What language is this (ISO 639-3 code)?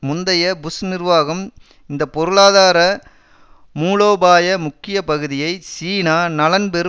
tam